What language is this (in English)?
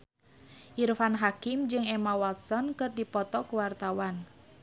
Sundanese